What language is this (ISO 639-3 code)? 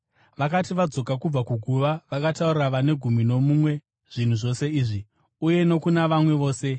sna